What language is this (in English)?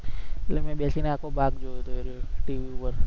Gujarati